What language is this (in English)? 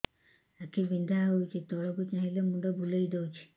Odia